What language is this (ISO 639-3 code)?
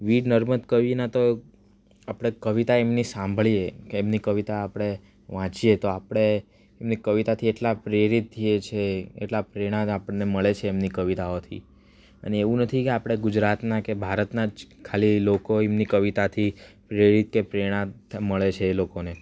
guj